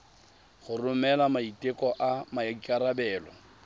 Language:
Tswana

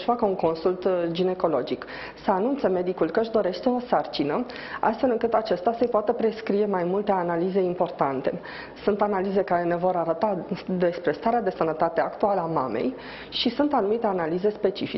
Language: Romanian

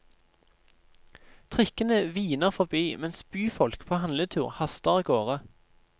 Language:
Norwegian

